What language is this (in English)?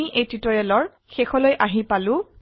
Assamese